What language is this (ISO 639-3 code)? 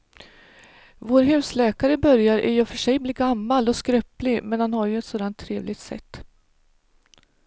swe